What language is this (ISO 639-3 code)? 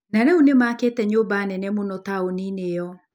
kik